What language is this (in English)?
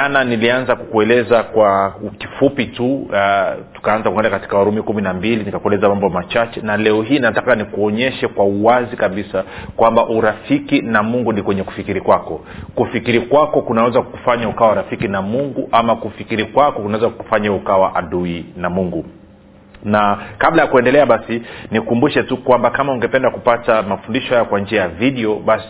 Swahili